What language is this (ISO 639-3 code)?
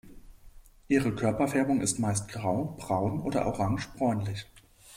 deu